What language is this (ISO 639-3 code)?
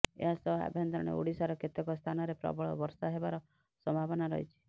ori